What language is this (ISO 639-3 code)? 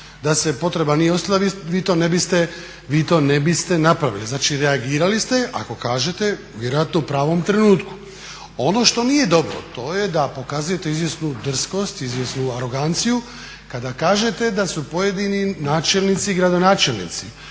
hrv